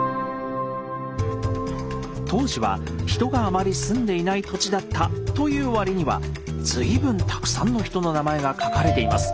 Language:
Japanese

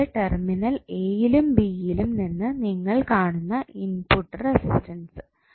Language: Malayalam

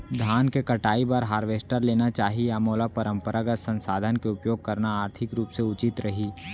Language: Chhattisgarhi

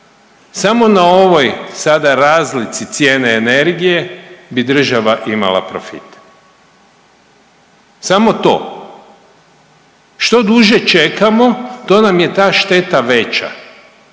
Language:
Croatian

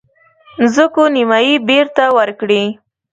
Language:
Pashto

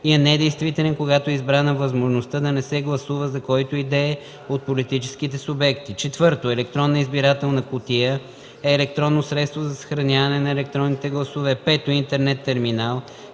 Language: Bulgarian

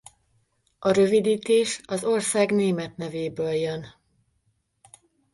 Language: Hungarian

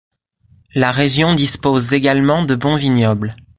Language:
French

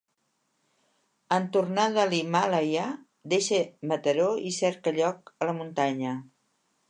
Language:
Catalan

